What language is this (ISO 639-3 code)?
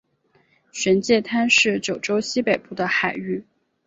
zho